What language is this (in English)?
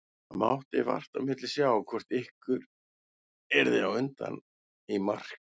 Icelandic